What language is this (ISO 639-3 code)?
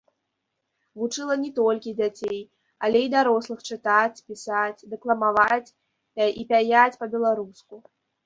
bel